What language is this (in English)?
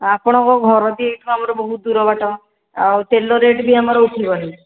Odia